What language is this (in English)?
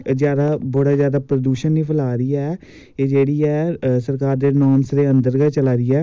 Dogri